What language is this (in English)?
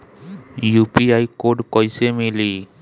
Bhojpuri